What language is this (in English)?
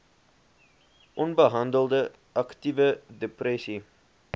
Afrikaans